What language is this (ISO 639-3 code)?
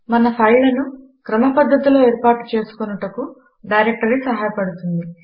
tel